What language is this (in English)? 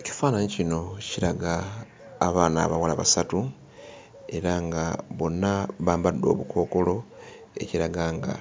Ganda